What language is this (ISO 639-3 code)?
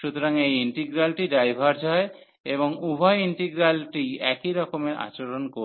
ben